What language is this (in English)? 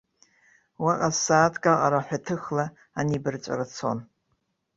Abkhazian